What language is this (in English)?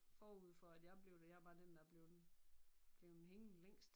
Danish